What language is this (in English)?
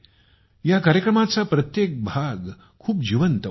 Marathi